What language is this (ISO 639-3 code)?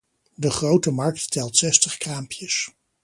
nld